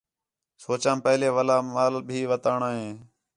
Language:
Khetrani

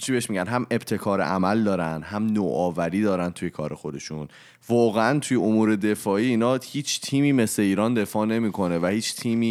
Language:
Persian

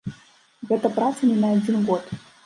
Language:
Belarusian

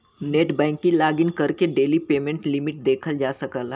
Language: Bhojpuri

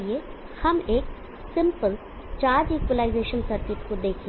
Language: Hindi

